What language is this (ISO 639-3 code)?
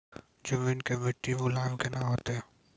mai